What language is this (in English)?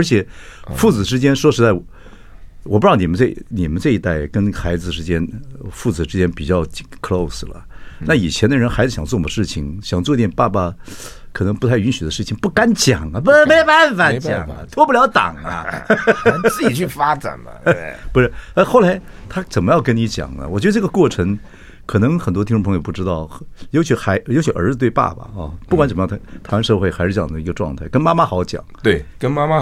Chinese